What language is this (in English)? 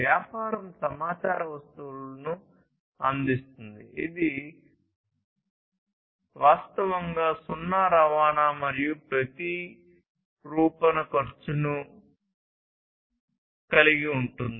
Telugu